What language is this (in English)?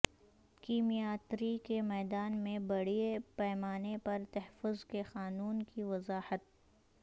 Urdu